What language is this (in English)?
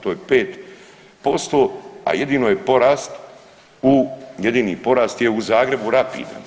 Croatian